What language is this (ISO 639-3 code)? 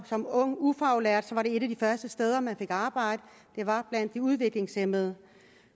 dan